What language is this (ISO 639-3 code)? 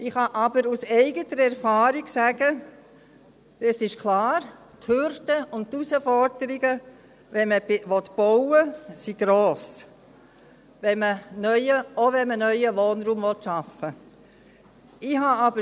gsw